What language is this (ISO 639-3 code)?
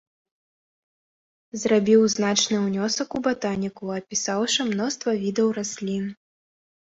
bel